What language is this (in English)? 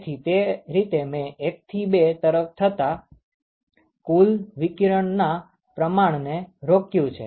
Gujarati